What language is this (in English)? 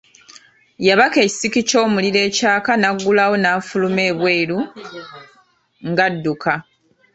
Ganda